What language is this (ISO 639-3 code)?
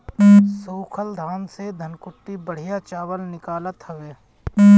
bho